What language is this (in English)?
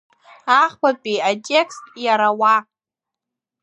Abkhazian